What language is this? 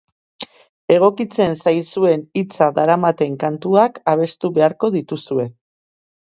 Basque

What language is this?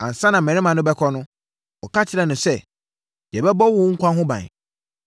Akan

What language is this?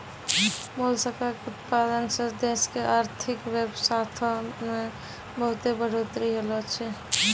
Maithili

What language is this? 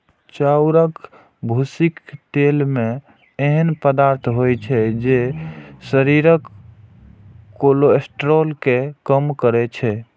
Maithili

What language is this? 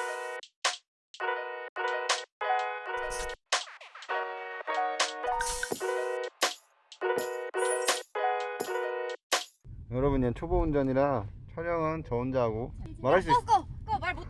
Korean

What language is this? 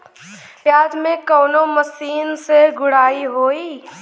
Bhojpuri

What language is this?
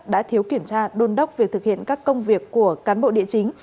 Vietnamese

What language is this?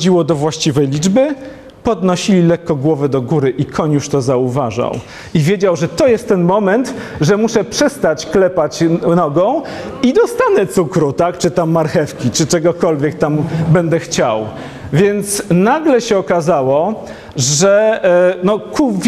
Polish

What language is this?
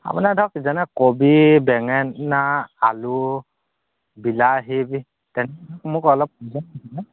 Assamese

